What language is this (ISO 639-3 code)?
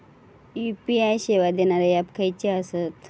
mar